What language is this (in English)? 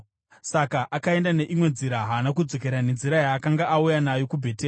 Shona